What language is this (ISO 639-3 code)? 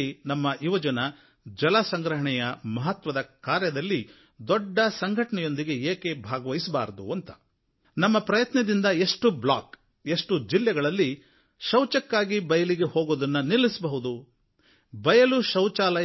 kan